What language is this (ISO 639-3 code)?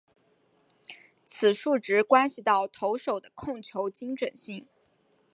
zho